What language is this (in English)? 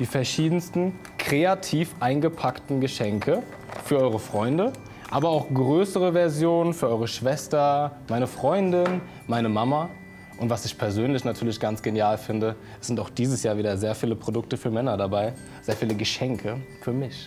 German